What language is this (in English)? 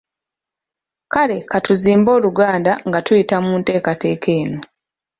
Ganda